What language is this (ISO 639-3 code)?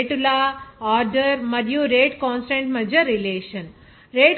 tel